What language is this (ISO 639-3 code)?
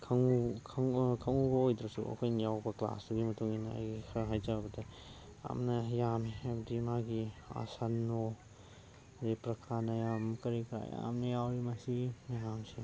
mni